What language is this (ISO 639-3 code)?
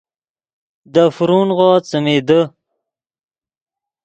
ydg